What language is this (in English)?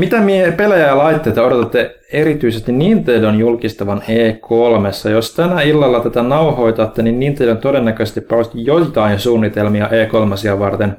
Finnish